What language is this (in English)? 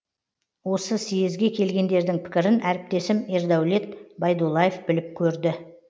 Kazakh